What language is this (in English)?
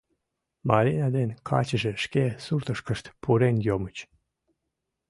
Mari